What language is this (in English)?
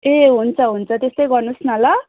Nepali